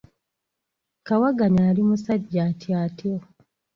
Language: Ganda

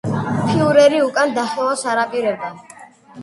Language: Georgian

